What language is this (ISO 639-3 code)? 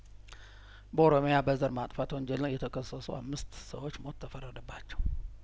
amh